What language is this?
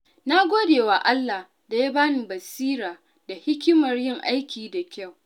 Hausa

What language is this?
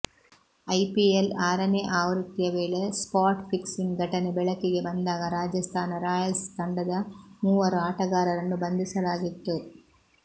Kannada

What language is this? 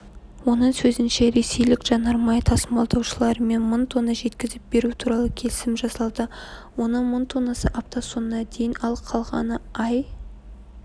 Kazakh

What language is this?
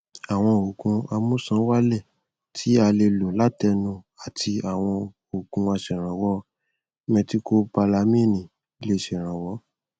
Yoruba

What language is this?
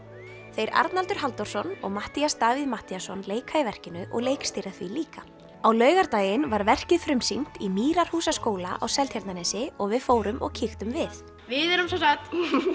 Icelandic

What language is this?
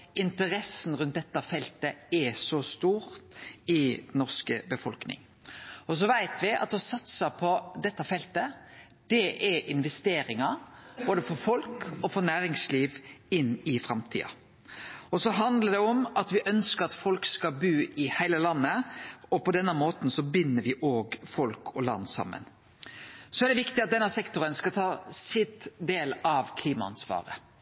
Norwegian Nynorsk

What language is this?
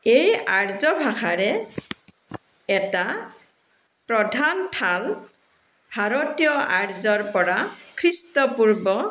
Assamese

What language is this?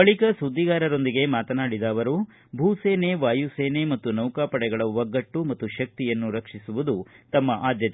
Kannada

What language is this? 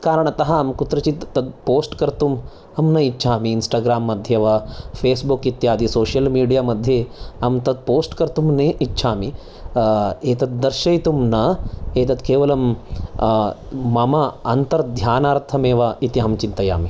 Sanskrit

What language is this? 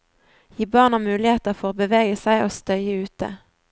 Norwegian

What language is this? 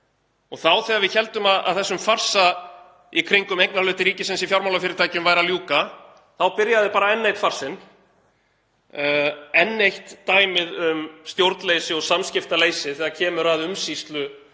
Icelandic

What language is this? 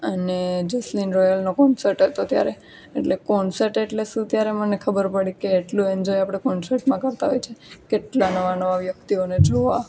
Gujarati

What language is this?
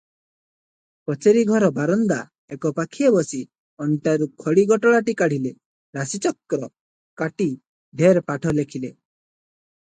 Odia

